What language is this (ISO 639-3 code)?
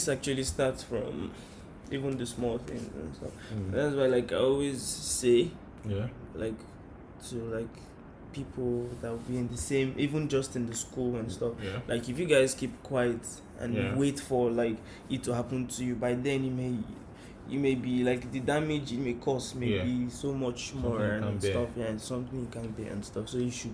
tur